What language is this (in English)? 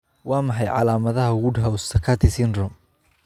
Somali